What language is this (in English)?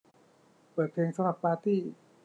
Thai